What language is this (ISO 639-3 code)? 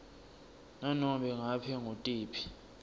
ssw